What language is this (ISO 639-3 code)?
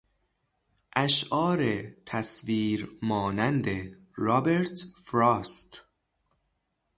fas